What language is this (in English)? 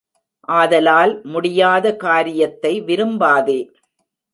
Tamil